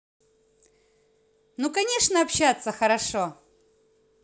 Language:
Russian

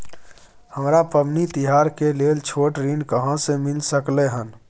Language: Maithili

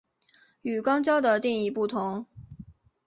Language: Chinese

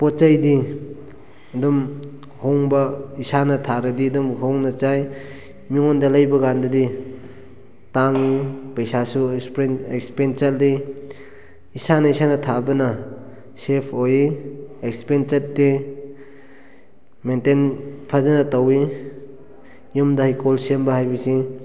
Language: Manipuri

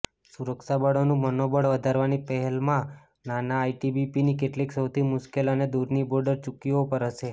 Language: Gujarati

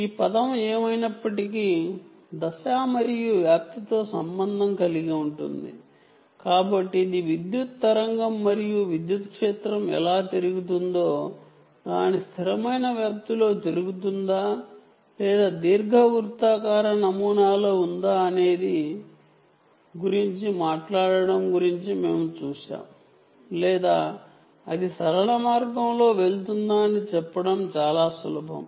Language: Telugu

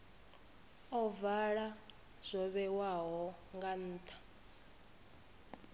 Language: Venda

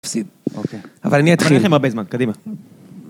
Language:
Hebrew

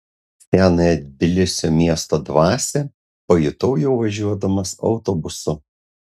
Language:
Lithuanian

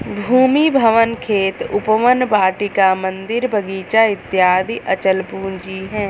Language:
Hindi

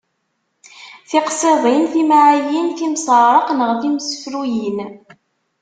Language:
Kabyle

